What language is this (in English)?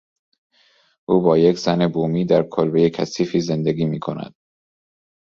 Persian